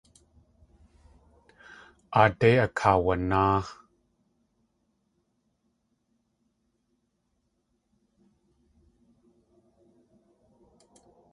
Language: Tlingit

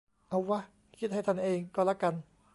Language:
Thai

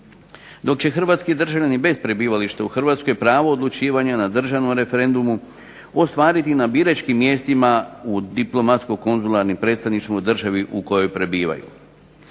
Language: Croatian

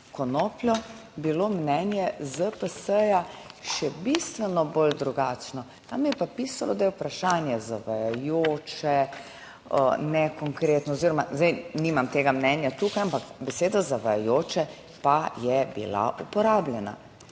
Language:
Slovenian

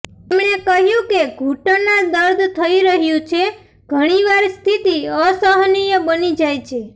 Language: Gujarati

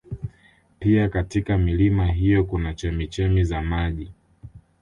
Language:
Swahili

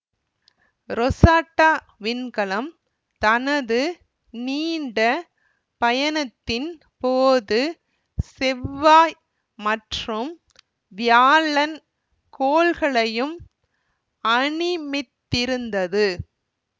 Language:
Tamil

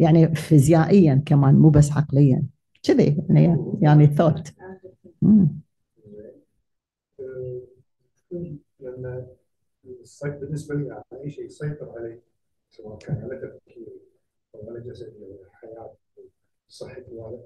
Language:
Arabic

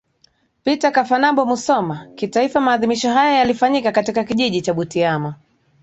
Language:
Swahili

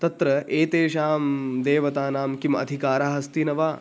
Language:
Sanskrit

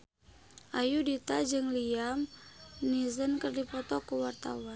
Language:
Sundanese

